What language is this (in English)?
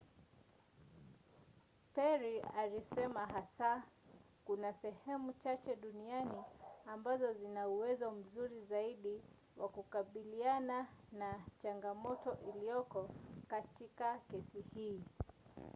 Swahili